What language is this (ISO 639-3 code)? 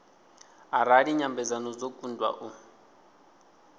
ven